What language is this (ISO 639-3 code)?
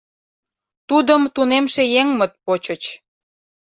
chm